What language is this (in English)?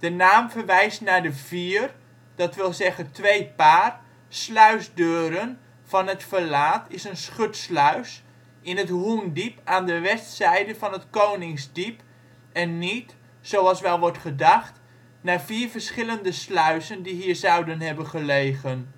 Dutch